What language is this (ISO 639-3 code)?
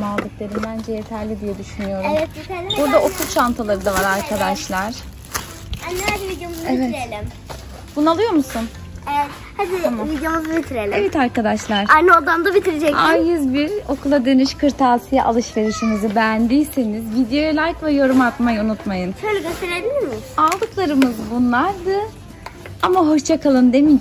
tur